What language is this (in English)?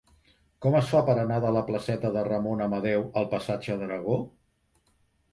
Catalan